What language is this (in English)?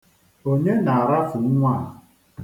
Igbo